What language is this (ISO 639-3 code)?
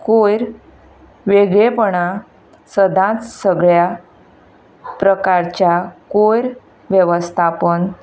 kok